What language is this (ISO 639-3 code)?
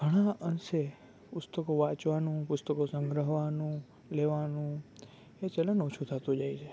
guj